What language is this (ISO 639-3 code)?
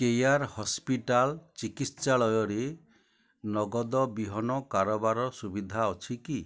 ori